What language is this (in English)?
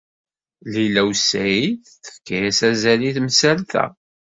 Kabyle